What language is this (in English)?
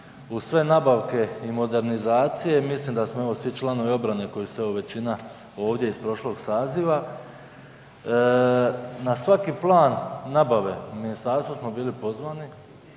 Croatian